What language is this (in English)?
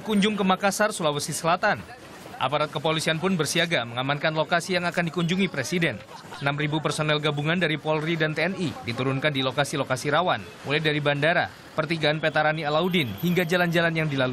Indonesian